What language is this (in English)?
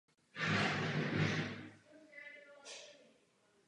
Czech